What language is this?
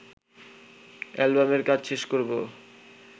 Bangla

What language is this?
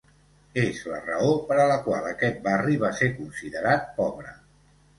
Catalan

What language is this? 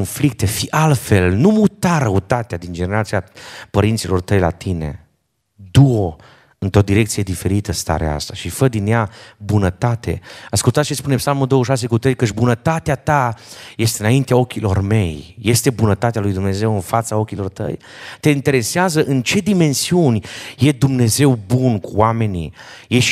Romanian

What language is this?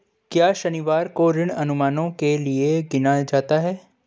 Hindi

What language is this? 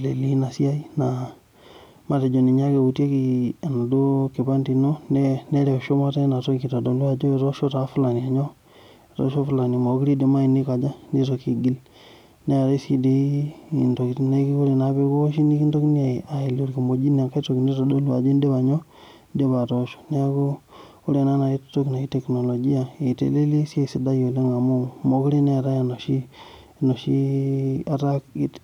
Masai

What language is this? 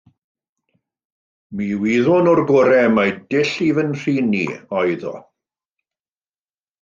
Welsh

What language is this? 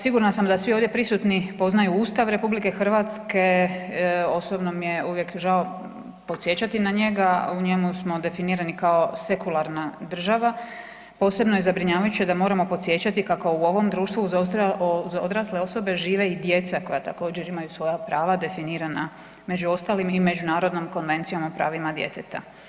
Croatian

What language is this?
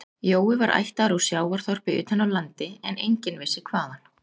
Icelandic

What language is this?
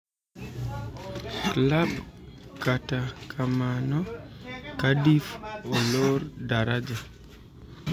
Luo (Kenya and Tanzania)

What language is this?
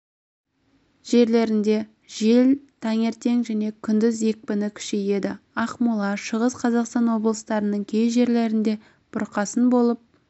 Kazakh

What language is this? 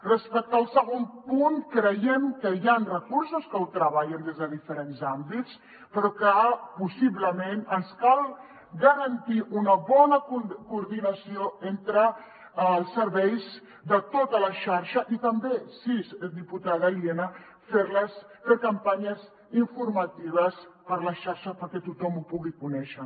Catalan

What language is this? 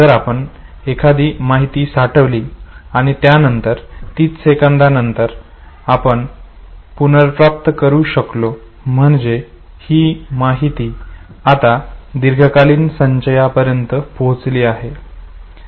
Marathi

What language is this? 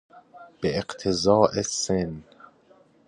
Persian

